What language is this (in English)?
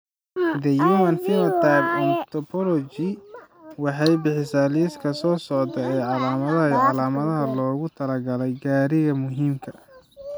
Somali